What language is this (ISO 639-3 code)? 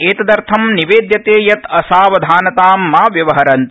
san